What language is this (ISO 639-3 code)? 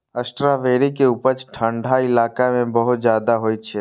mai